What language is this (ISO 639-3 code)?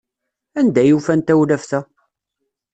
kab